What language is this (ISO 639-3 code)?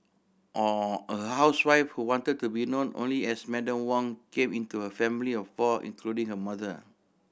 eng